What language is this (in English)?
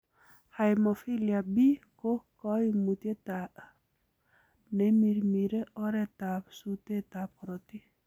Kalenjin